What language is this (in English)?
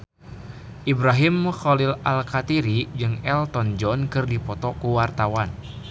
Sundanese